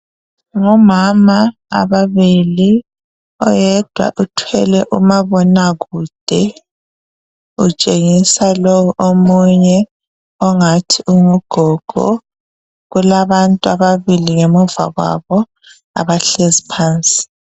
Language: North Ndebele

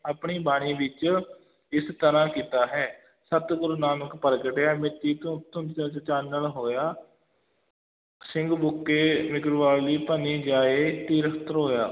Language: Punjabi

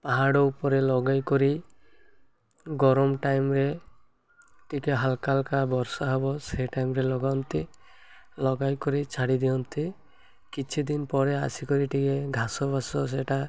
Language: Odia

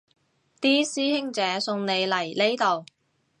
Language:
Cantonese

